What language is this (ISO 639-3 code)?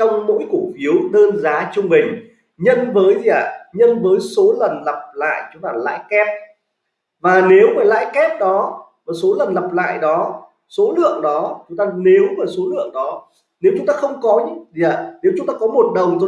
vie